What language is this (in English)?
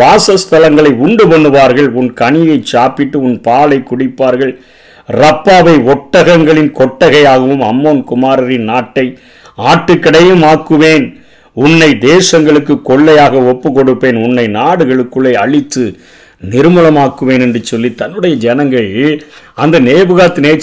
Tamil